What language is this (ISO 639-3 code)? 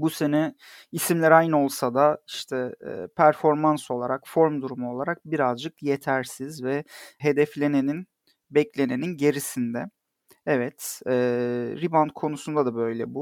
tur